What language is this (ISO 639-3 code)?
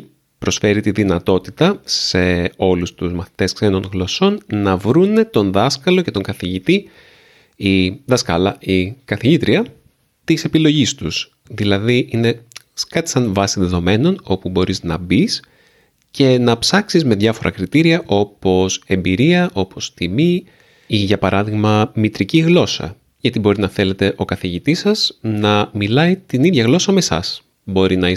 ell